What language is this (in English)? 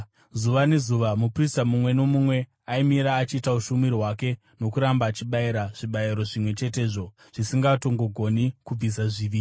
Shona